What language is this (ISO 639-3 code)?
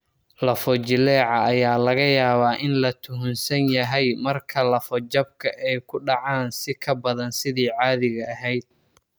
som